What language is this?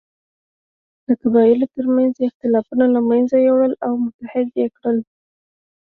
Pashto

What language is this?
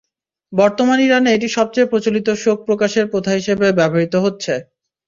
Bangla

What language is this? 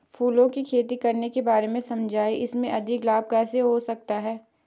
Hindi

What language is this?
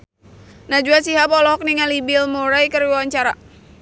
Sundanese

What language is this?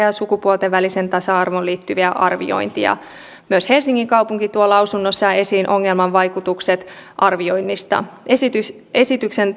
Finnish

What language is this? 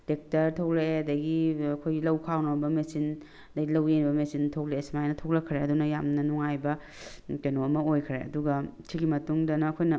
Manipuri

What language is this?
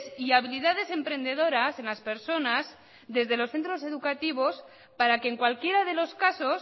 Spanish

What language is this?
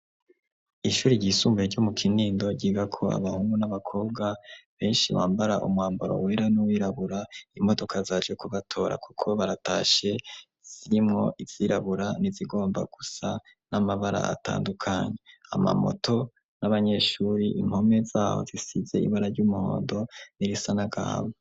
Rundi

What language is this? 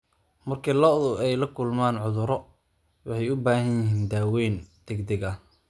Somali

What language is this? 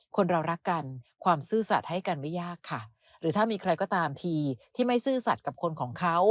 Thai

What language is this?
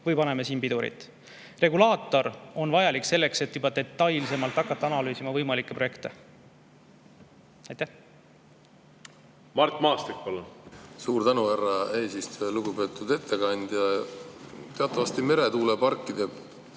Estonian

